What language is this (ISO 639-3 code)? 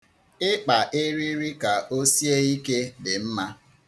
ibo